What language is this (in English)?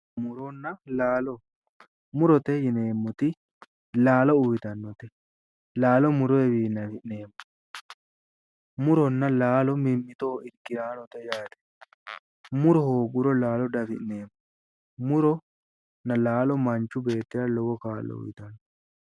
Sidamo